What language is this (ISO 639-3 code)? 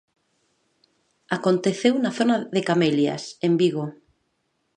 glg